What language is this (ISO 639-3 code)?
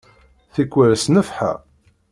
kab